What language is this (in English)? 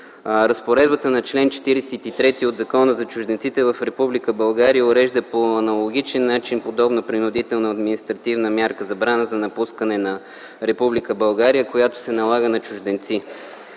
Bulgarian